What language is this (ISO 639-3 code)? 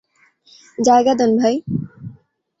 ben